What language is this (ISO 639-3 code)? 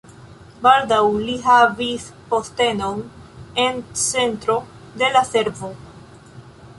epo